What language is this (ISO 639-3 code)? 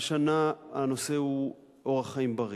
heb